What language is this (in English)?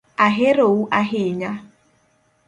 Luo (Kenya and Tanzania)